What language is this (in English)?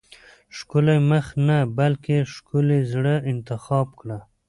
Pashto